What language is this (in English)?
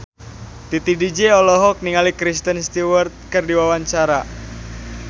Sundanese